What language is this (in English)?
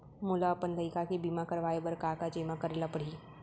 Chhattisgarhi